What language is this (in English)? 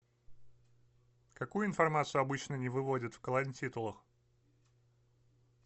Russian